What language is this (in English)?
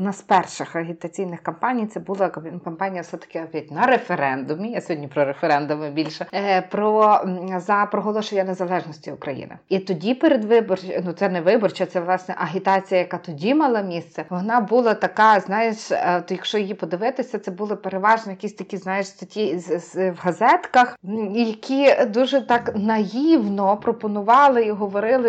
Ukrainian